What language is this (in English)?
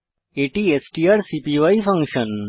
Bangla